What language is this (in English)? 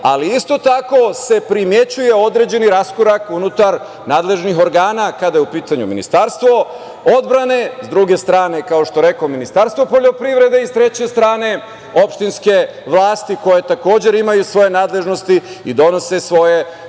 Serbian